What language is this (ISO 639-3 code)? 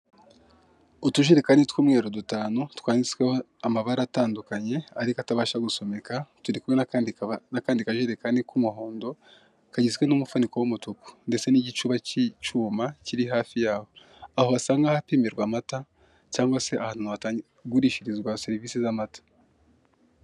kin